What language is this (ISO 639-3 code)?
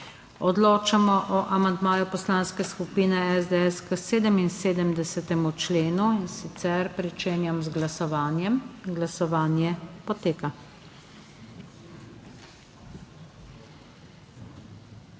slv